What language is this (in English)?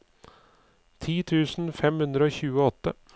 Norwegian